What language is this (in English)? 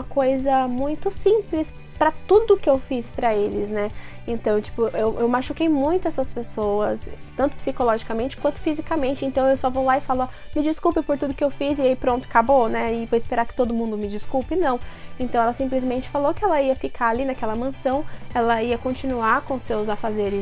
Portuguese